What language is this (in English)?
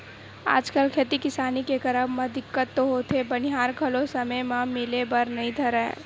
Chhattisgarhi